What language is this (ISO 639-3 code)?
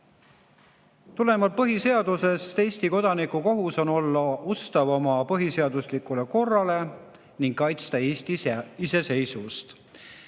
est